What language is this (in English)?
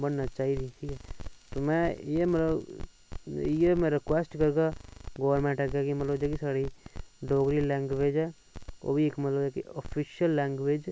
Dogri